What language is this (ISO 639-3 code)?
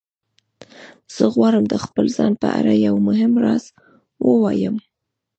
pus